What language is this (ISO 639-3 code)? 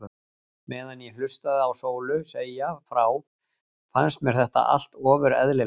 isl